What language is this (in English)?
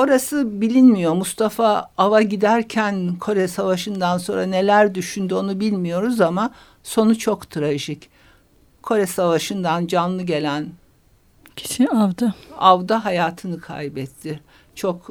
Turkish